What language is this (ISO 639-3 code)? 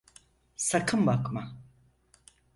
tur